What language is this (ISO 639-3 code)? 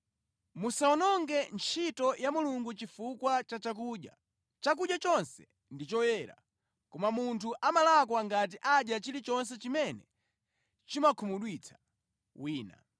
nya